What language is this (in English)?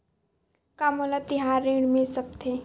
Chhattisgarhi